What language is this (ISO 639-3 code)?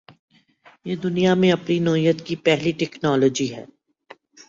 urd